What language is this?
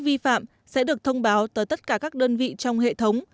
Vietnamese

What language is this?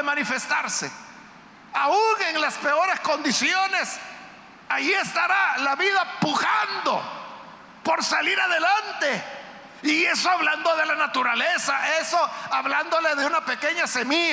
Spanish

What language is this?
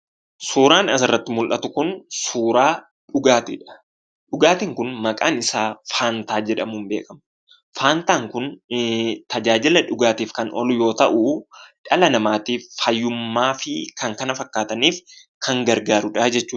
Oromo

